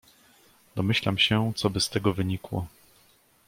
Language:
Polish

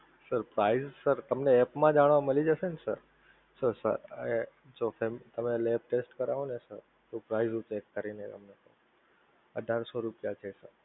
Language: Gujarati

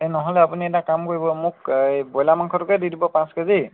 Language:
Assamese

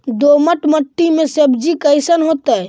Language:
Magahi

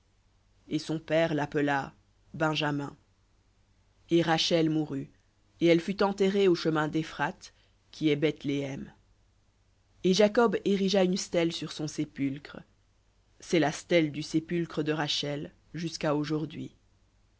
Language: French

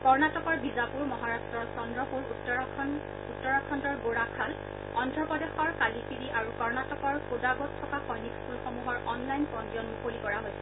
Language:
Assamese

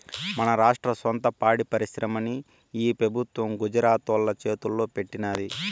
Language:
Telugu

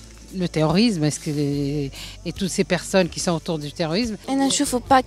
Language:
Arabic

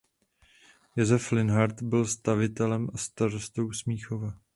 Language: Czech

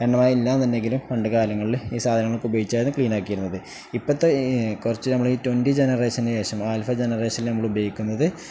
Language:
Malayalam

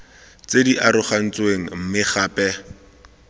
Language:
Tswana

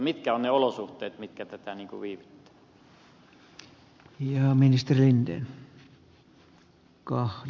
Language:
Finnish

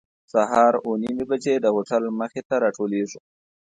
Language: Pashto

